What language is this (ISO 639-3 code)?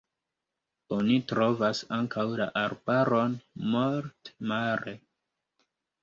epo